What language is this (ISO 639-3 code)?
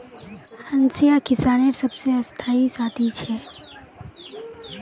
mag